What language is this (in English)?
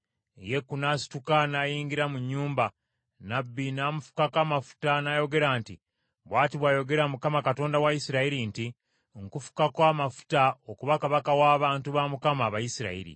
Ganda